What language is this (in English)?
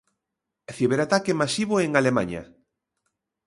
Galician